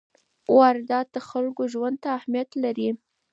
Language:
Pashto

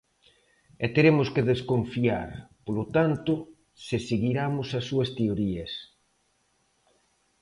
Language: Galician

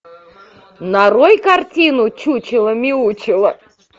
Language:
Russian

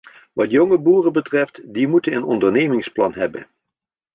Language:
Dutch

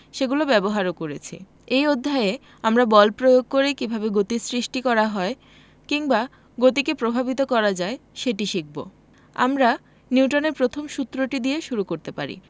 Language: Bangla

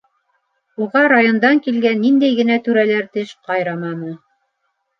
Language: Bashkir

